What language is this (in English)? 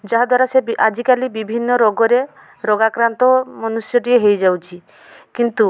Odia